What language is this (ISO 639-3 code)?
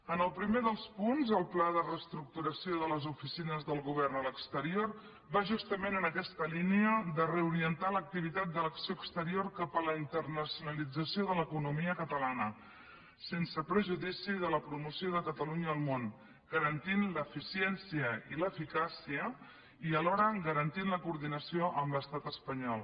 cat